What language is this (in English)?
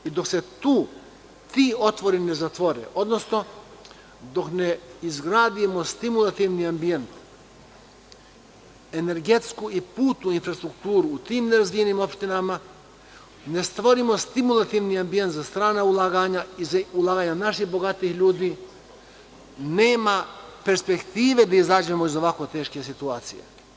Serbian